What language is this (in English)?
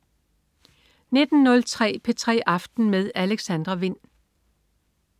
Danish